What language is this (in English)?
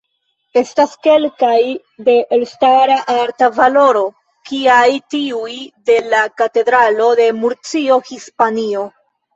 Esperanto